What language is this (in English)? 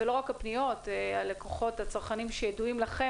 Hebrew